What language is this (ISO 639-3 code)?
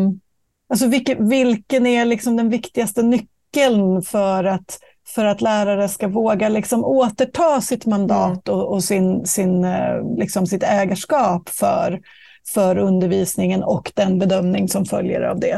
swe